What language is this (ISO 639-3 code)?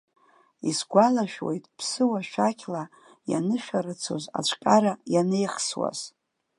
abk